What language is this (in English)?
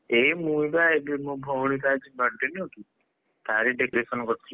Odia